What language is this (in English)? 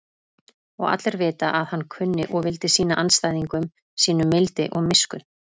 Icelandic